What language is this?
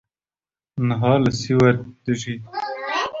Kurdish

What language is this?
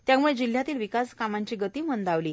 Marathi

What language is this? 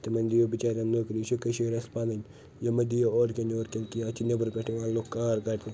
Kashmiri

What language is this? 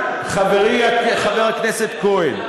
Hebrew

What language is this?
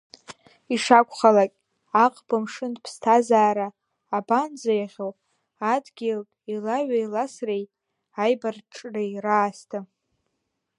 Abkhazian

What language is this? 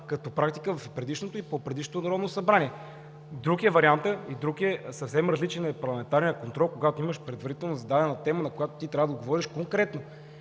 Bulgarian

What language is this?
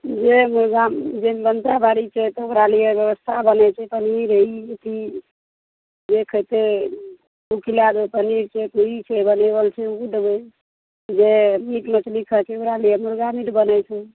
Maithili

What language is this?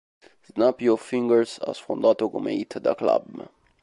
Italian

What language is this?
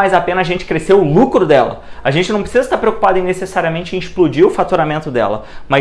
Portuguese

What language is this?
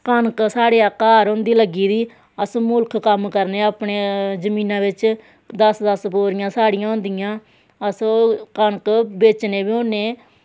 Dogri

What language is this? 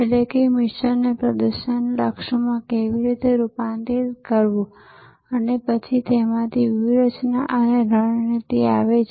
Gujarati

